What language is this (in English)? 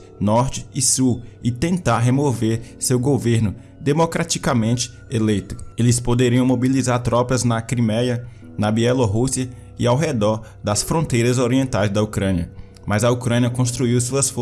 Portuguese